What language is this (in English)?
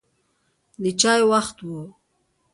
Pashto